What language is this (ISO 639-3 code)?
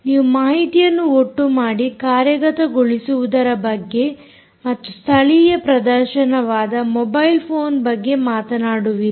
kan